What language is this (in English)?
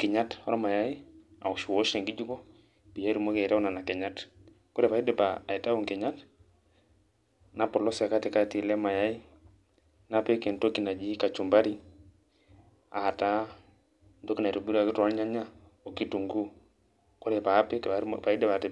Masai